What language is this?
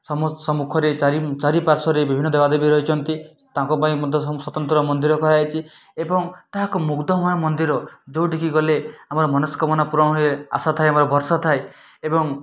Odia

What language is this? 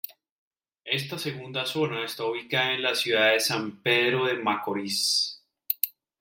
Spanish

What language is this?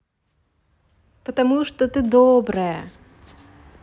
Russian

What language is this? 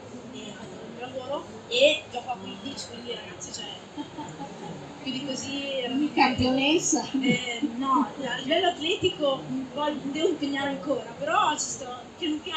Italian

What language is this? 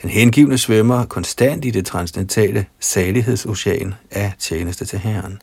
Danish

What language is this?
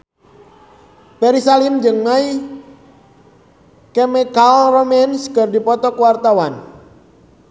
Sundanese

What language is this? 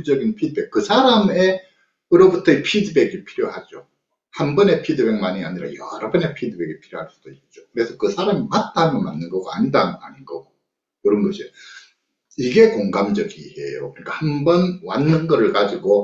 Korean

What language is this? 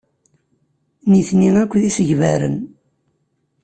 Kabyle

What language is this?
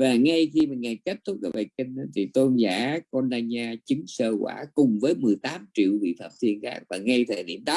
Vietnamese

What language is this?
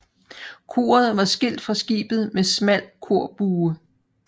Danish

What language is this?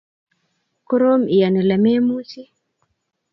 Kalenjin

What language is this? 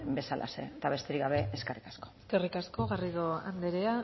Basque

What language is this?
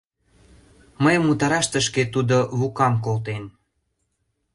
Mari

